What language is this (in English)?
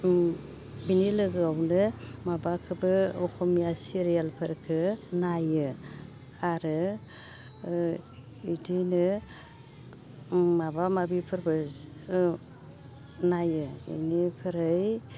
Bodo